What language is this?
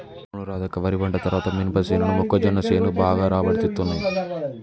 Telugu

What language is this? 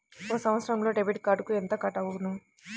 Telugu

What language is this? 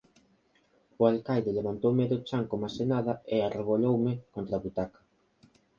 Galician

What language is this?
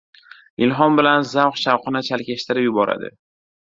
Uzbek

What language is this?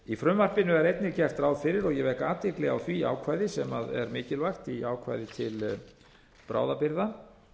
Icelandic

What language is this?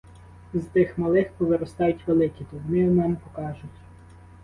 Ukrainian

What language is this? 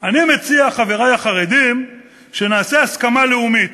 Hebrew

